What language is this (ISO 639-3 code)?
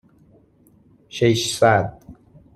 fas